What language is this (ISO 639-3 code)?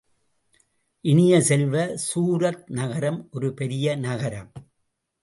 tam